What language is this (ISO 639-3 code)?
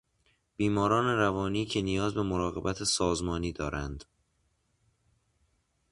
fas